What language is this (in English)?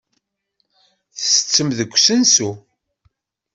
Kabyle